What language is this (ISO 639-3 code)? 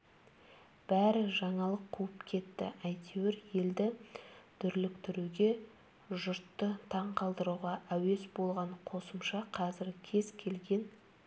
kaz